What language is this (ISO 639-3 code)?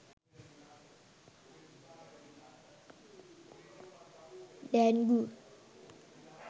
sin